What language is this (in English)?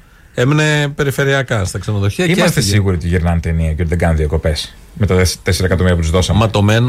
Greek